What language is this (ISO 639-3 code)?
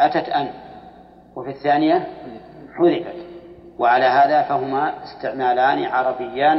ara